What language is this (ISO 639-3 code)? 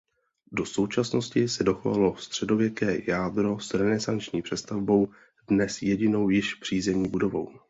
ces